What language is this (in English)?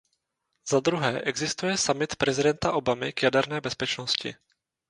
Czech